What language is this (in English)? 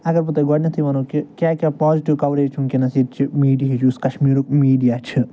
Kashmiri